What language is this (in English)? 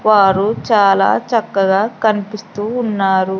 Telugu